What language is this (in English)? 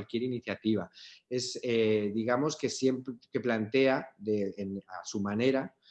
Spanish